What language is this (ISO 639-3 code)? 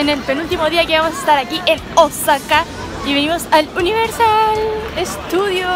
spa